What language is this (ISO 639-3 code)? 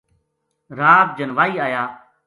gju